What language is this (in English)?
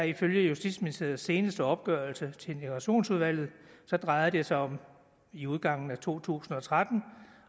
Danish